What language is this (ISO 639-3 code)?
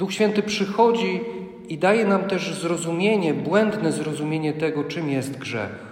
pol